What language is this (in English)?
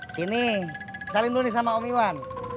Indonesian